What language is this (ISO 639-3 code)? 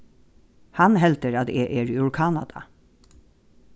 fao